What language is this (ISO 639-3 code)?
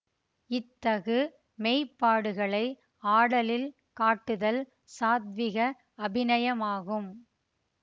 tam